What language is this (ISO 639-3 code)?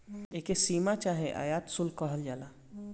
bho